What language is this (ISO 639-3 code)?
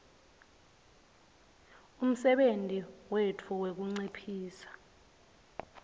ssw